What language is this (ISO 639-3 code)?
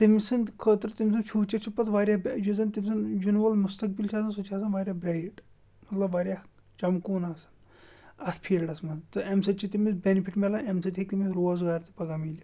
kas